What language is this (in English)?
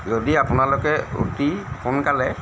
Assamese